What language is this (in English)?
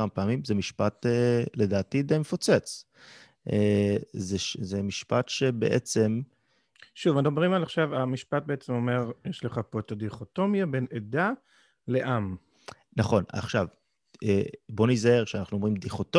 Hebrew